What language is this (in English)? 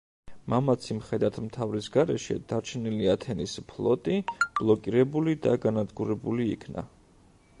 Georgian